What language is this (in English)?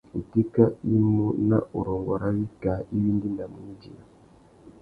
Tuki